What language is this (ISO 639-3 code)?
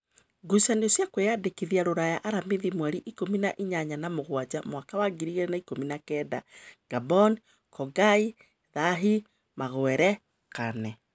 kik